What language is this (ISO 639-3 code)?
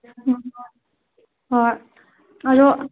mni